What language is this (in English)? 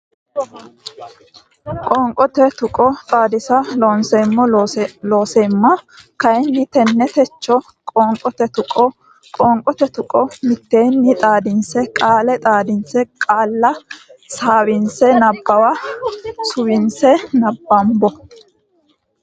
Sidamo